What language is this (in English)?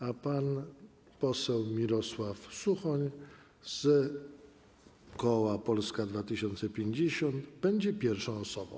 Polish